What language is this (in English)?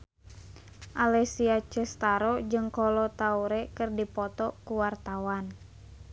Sundanese